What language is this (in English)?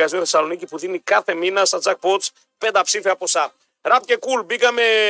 Greek